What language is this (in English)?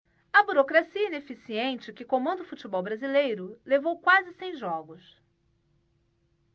Portuguese